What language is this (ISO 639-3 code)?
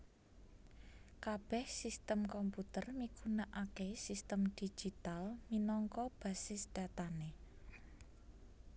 jav